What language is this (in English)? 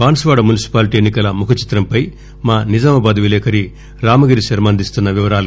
Telugu